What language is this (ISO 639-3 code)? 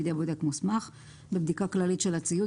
heb